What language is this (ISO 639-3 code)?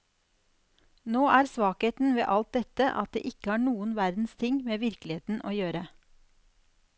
nor